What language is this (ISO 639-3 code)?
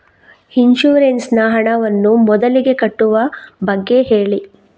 kan